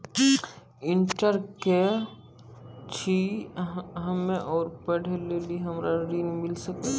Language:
Maithili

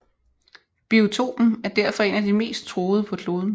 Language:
Danish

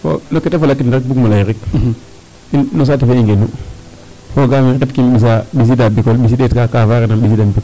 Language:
Serer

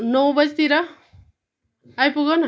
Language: Nepali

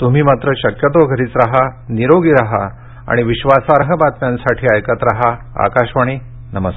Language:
Marathi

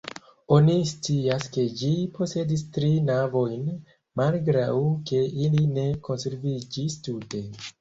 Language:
Esperanto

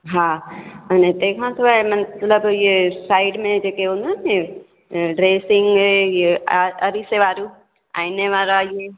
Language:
Sindhi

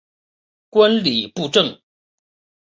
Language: Chinese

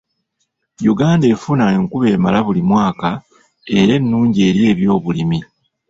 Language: Ganda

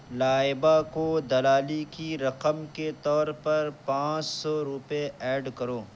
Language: Urdu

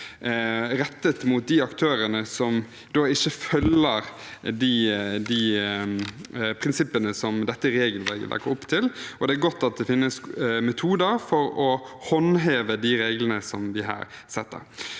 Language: Norwegian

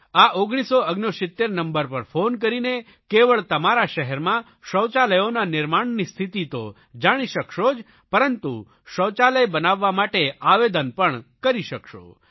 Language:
Gujarati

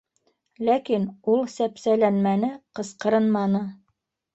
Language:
Bashkir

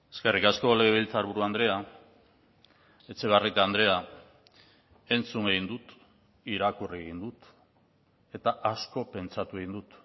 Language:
Basque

